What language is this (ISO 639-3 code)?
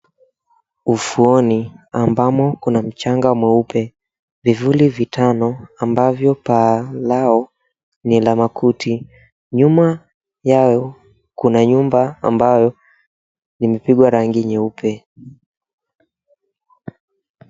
swa